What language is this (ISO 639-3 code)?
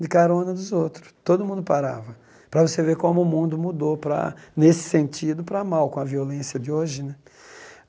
por